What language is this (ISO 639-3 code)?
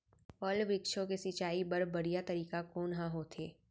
hne